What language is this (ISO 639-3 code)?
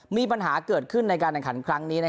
tha